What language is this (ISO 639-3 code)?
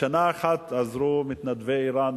heb